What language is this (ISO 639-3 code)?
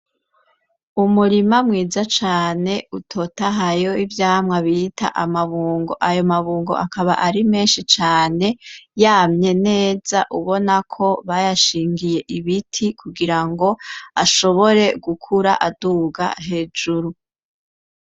run